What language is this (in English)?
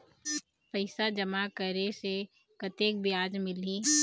Chhattisgarhi